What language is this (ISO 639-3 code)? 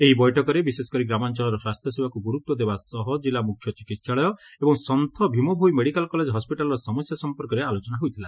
ori